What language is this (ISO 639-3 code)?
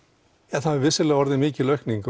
isl